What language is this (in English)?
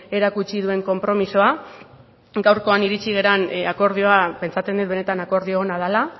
Basque